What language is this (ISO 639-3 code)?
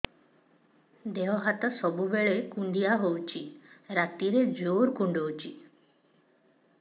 ori